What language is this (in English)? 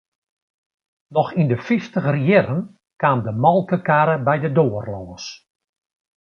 Western Frisian